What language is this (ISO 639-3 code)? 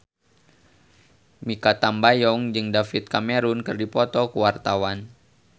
sun